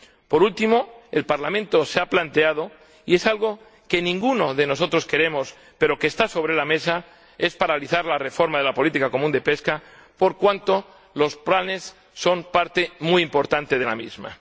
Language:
Spanish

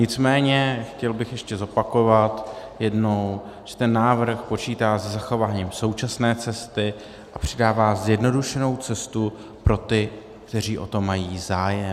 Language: Czech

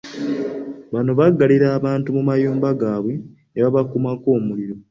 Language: Ganda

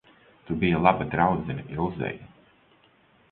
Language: Latvian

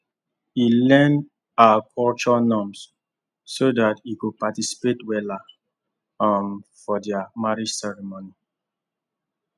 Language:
Nigerian Pidgin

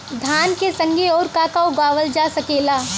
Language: Bhojpuri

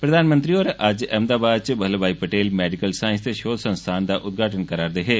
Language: Dogri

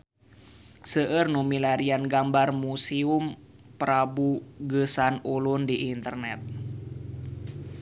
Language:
Sundanese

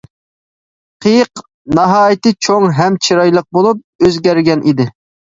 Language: Uyghur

